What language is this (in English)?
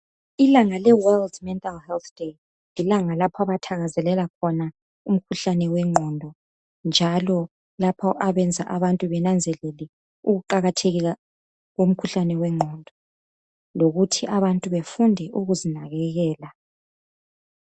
North Ndebele